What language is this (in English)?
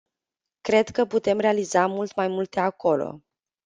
Romanian